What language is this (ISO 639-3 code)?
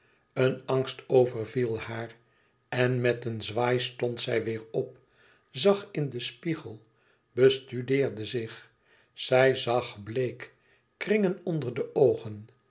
nld